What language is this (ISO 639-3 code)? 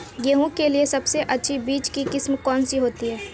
hin